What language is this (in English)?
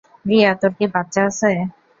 Bangla